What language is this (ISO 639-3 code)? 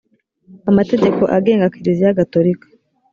kin